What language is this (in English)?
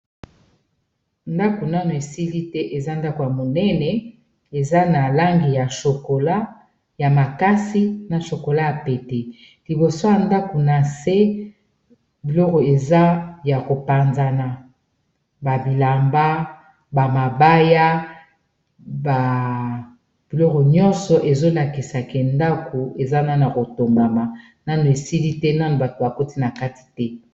Lingala